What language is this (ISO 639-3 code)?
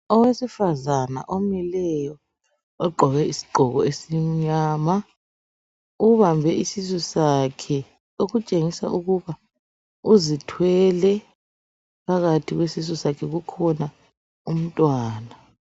nde